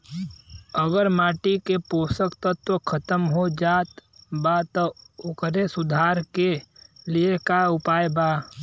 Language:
Bhojpuri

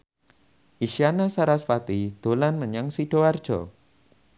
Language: Javanese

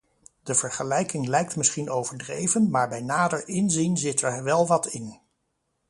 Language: Dutch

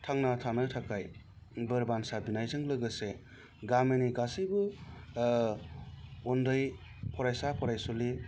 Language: Bodo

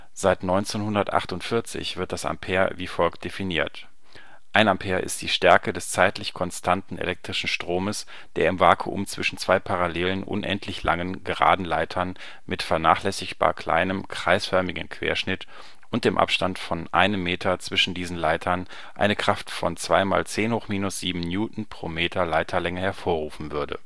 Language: German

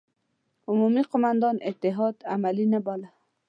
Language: Pashto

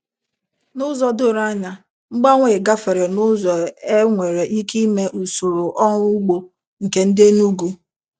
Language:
Igbo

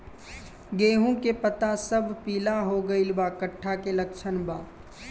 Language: Bhojpuri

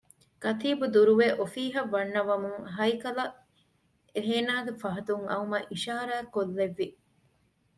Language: Divehi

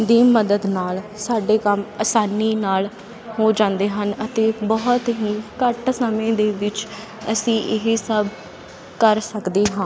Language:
Punjabi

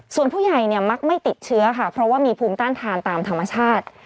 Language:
Thai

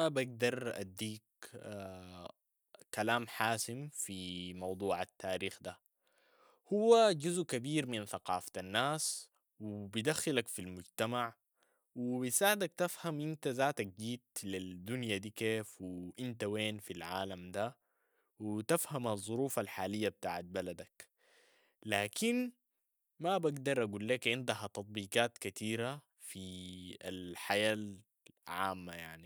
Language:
Sudanese Arabic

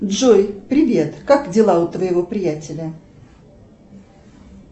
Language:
Russian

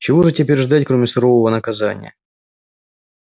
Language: Russian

